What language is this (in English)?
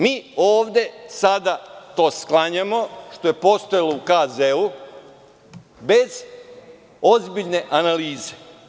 Serbian